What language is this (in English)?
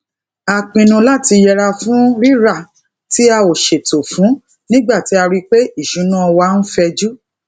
Yoruba